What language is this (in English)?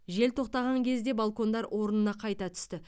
Kazakh